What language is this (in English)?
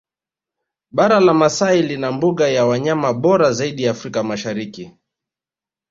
Swahili